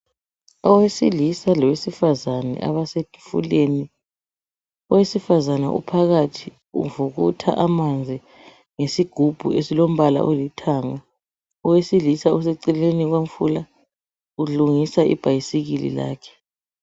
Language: North Ndebele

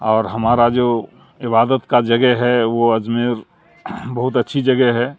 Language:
Urdu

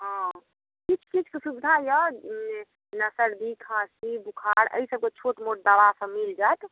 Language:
Maithili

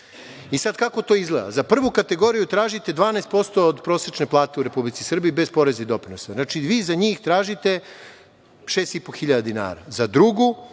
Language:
Serbian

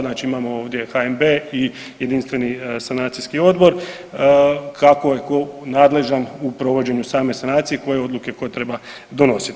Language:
Croatian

